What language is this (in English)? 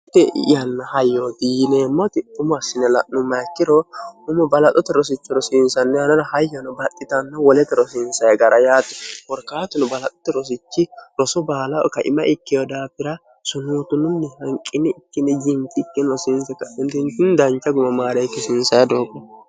Sidamo